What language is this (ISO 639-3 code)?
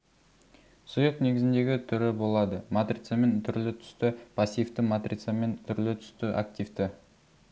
kaz